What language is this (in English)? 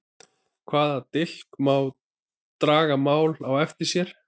Icelandic